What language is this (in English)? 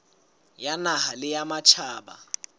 Southern Sotho